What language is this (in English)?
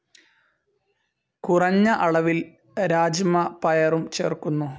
Malayalam